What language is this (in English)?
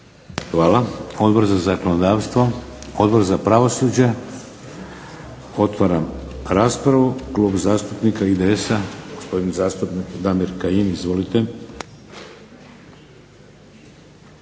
Croatian